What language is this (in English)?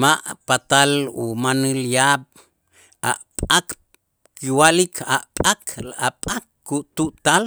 Itzá